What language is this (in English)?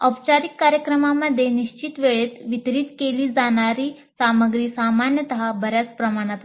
Marathi